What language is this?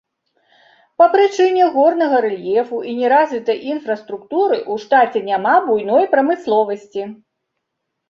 Belarusian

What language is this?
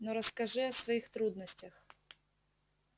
Russian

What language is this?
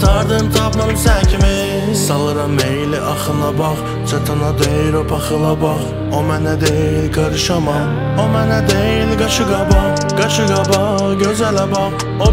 Turkish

